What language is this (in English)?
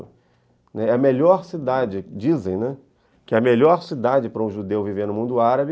Portuguese